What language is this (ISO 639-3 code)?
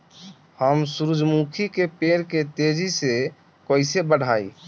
bho